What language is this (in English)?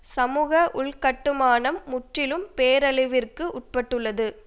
Tamil